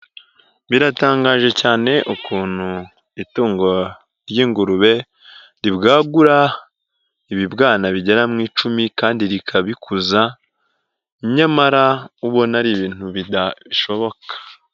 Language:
Kinyarwanda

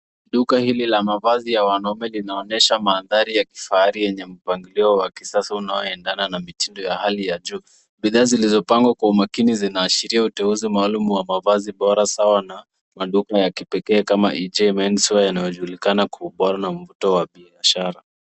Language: Swahili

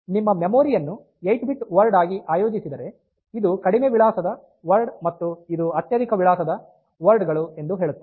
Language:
Kannada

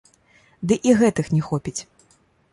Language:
Belarusian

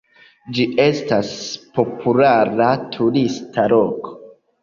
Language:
Esperanto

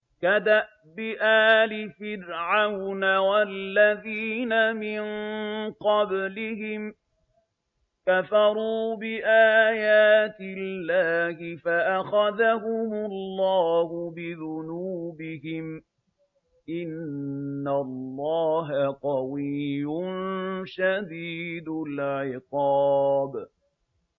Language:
Arabic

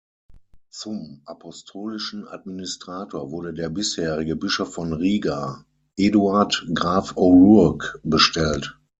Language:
German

